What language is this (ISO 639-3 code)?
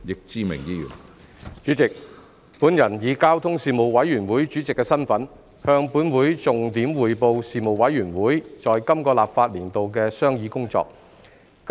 yue